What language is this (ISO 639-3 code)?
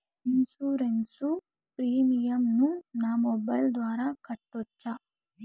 tel